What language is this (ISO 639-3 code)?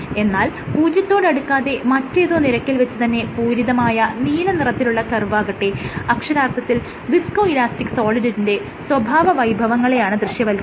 mal